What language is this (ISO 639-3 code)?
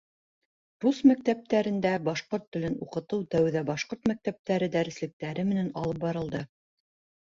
bak